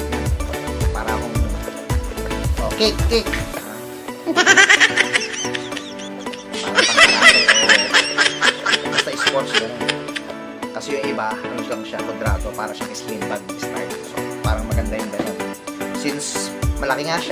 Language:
Filipino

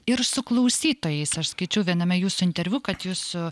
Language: Lithuanian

